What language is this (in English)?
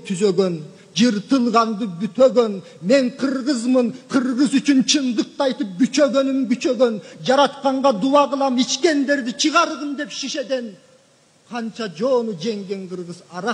Turkish